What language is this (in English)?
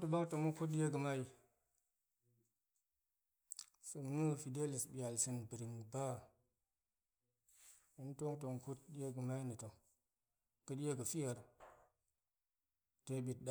Goemai